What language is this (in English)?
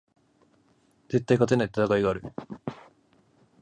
Japanese